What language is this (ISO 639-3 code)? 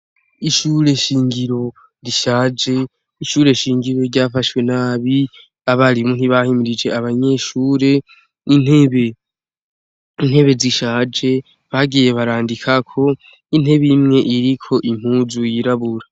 run